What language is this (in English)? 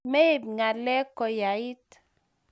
Kalenjin